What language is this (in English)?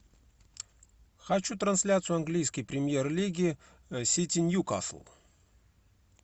Russian